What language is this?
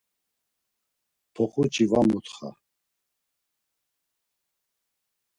Laz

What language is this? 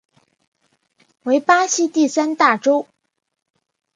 Chinese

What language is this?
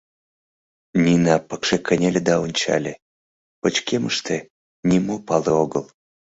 Mari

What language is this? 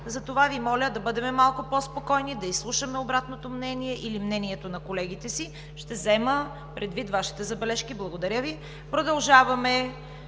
Bulgarian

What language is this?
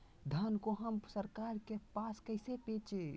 Magahi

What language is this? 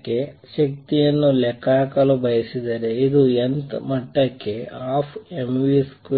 Kannada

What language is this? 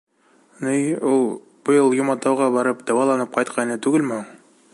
Bashkir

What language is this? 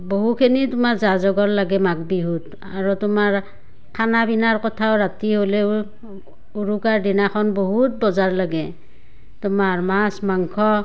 Assamese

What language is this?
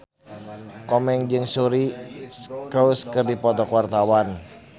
Sundanese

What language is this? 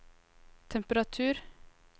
Norwegian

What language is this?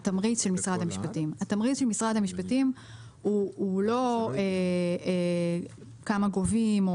Hebrew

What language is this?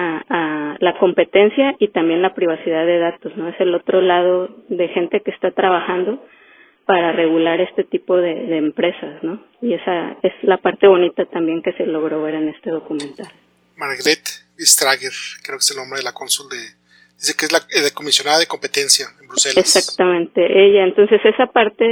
Spanish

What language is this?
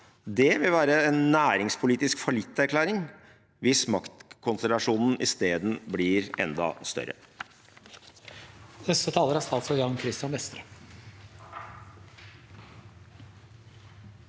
Norwegian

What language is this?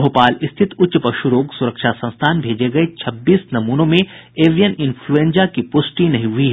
Hindi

